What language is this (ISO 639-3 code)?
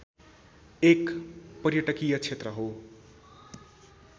nep